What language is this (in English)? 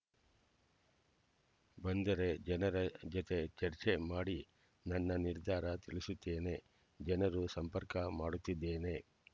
Kannada